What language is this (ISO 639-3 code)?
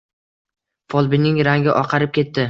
uzb